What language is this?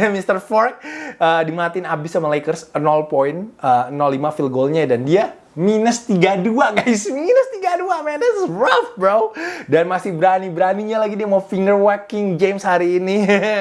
Indonesian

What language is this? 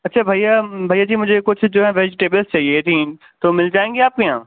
Urdu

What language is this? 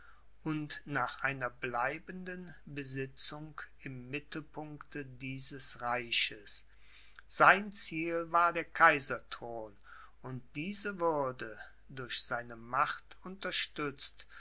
German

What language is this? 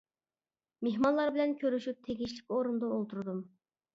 Uyghur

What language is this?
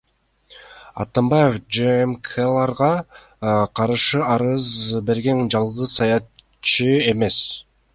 Kyrgyz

